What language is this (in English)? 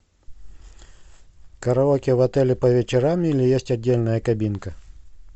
Russian